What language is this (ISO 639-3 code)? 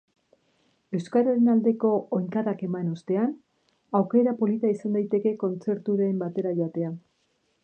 eus